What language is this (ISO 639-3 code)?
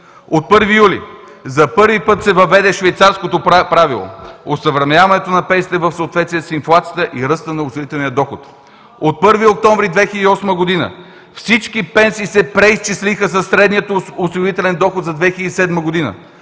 bul